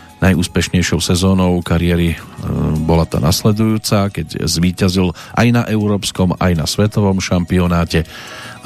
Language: Slovak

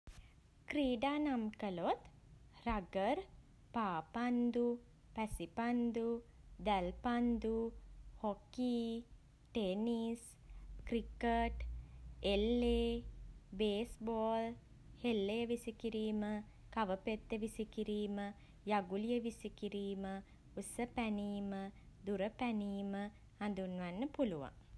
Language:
Sinhala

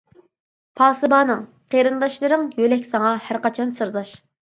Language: Uyghur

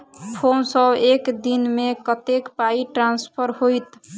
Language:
Maithili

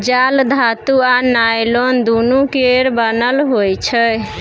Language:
Maithili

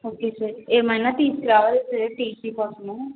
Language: Telugu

